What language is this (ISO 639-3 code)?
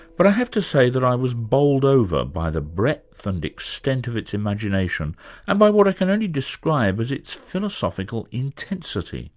eng